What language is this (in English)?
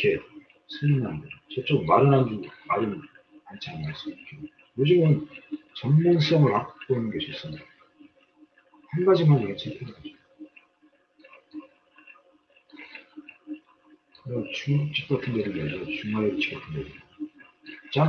Korean